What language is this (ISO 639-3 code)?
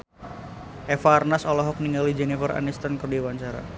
sun